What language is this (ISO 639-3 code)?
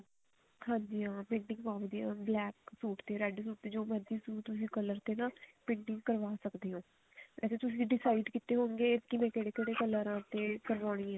pan